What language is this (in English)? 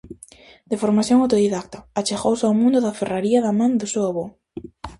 Galician